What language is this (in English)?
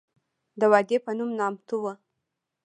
Pashto